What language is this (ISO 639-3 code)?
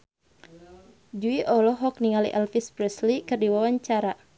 sun